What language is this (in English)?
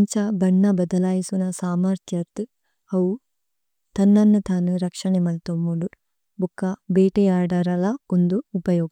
Tulu